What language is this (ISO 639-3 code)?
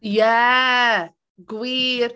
cym